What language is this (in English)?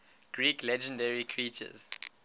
English